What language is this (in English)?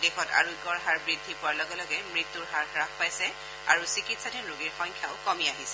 Assamese